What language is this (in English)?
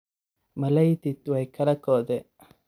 Somali